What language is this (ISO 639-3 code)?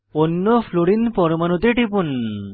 ben